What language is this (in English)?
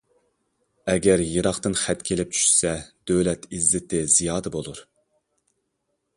Uyghur